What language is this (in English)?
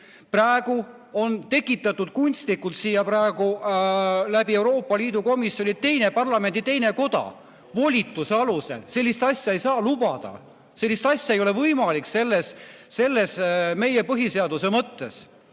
Estonian